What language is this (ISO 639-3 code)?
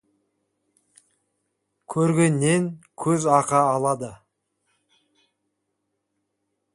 kaz